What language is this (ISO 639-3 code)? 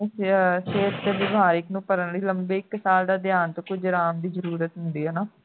pan